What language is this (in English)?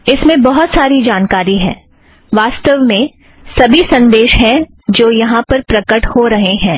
Hindi